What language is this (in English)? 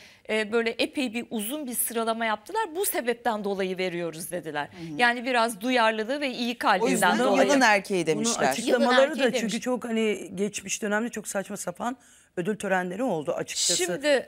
Turkish